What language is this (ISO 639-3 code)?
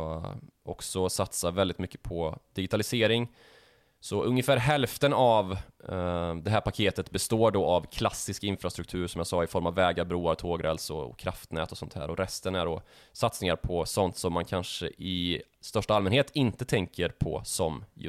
swe